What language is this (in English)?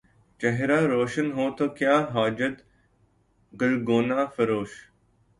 Urdu